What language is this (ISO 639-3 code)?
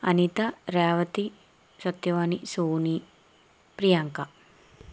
tel